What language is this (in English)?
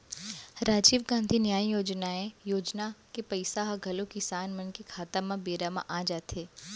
Chhattisgarhi